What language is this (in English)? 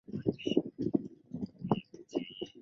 Chinese